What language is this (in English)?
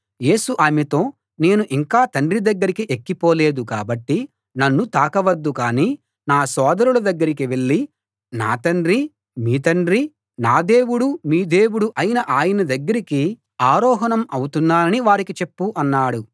Telugu